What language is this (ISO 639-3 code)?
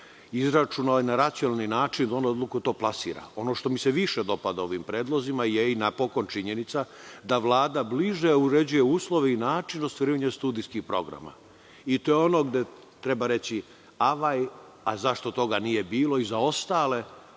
srp